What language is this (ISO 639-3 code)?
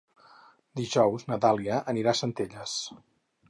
cat